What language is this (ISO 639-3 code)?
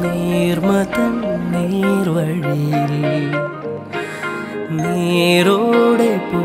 ron